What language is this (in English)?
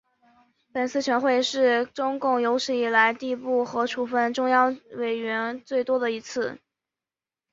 Chinese